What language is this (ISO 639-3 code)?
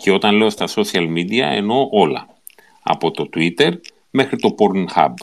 ell